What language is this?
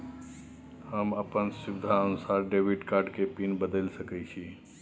Maithili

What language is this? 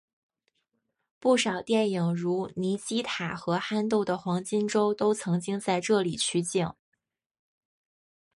Chinese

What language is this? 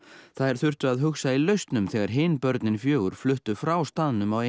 Icelandic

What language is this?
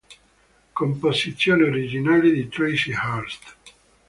Italian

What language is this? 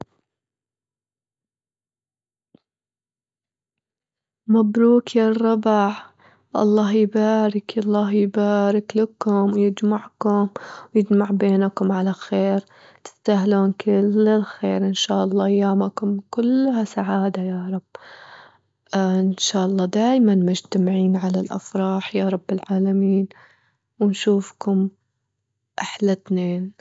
Gulf Arabic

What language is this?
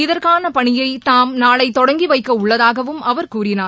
Tamil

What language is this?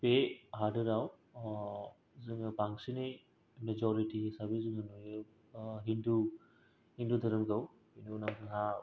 Bodo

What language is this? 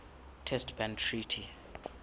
Southern Sotho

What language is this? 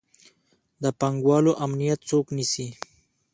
Pashto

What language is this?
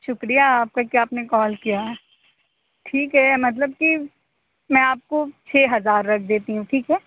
Urdu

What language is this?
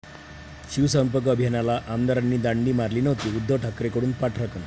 Marathi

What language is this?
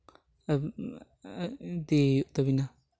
Santali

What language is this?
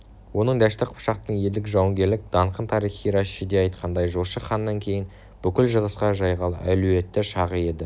Kazakh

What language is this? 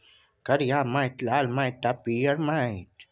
Maithili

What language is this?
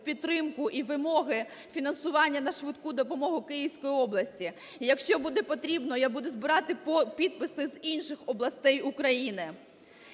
Ukrainian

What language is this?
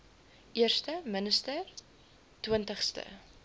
Afrikaans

